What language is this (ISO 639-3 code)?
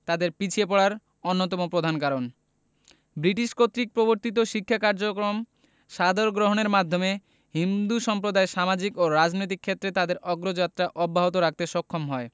ben